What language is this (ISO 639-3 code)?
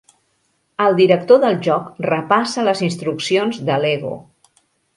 cat